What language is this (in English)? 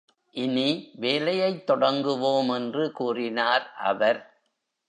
Tamil